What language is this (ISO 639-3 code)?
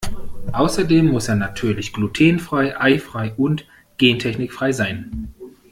deu